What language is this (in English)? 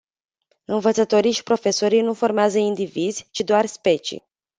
Romanian